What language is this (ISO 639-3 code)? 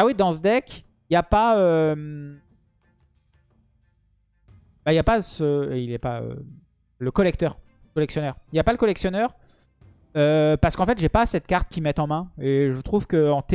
fra